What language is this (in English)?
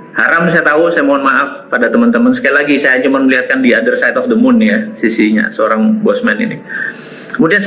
Indonesian